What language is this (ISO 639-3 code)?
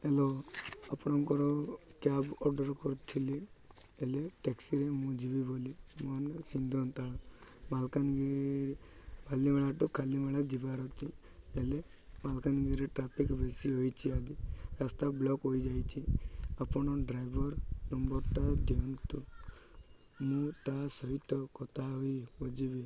ori